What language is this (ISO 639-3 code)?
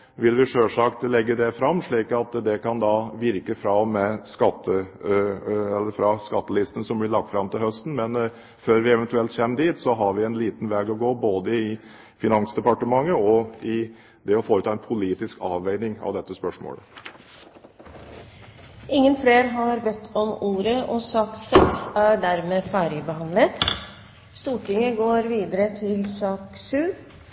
nob